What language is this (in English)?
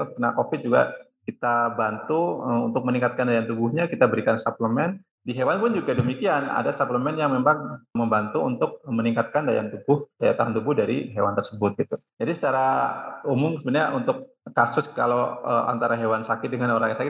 Indonesian